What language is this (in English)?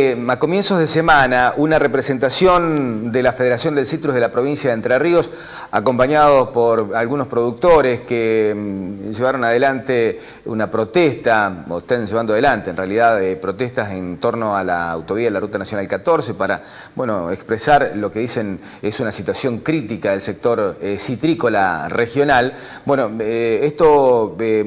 Spanish